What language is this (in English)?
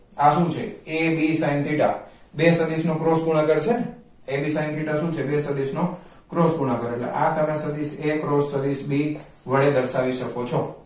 Gujarati